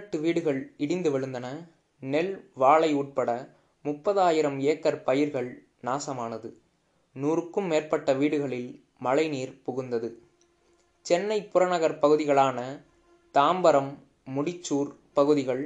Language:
Tamil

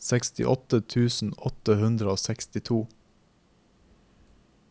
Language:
Norwegian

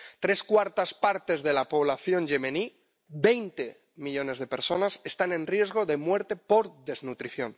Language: Spanish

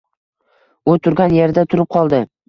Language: Uzbek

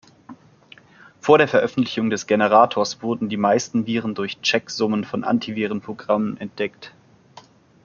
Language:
German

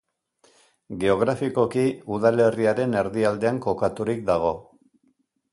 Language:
Basque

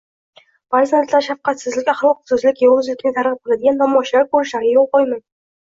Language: Uzbek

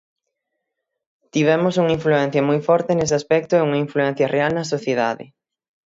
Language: Galician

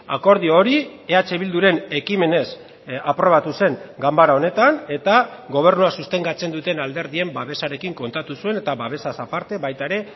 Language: Basque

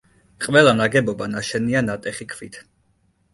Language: Georgian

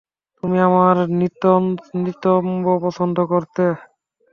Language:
Bangla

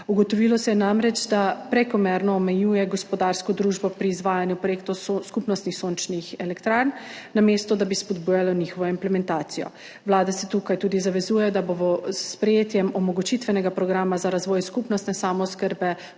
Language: Slovenian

